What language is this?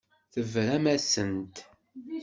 Kabyle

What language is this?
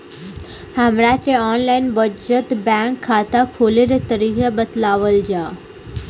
Bhojpuri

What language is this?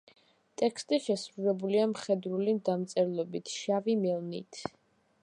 Georgian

